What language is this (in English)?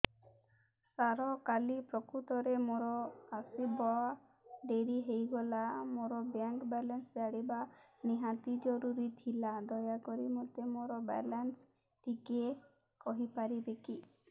Odia